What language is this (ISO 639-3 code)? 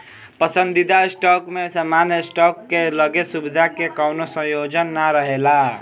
bho